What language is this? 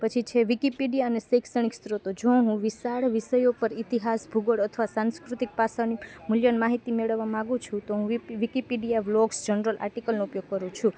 Gujarati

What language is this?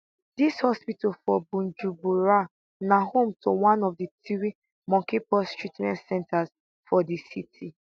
Nigerian Pidgin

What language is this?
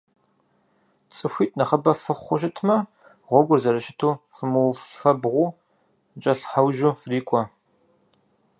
Kabardian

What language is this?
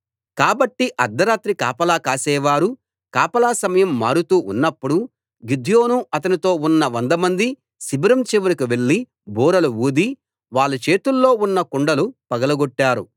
Telugu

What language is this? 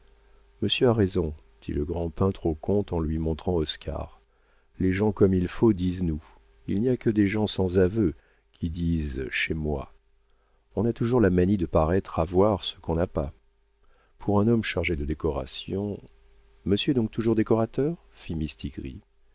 French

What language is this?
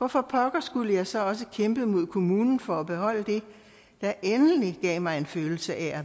Danish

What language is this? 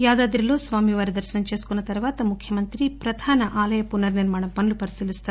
Telugu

